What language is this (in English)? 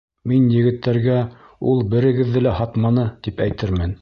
Bashkir